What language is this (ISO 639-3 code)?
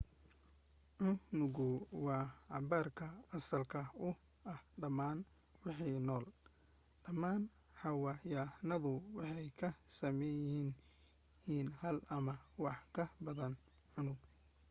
som